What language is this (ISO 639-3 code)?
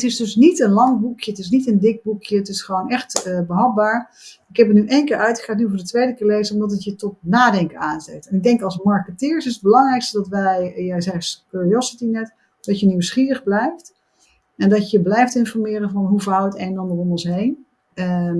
nld